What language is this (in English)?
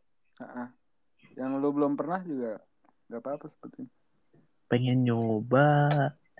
Indonesian